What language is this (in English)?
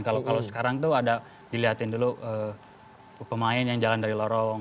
Indonesian